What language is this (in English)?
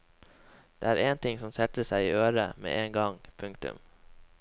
Norwegian